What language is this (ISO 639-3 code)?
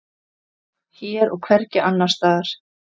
isl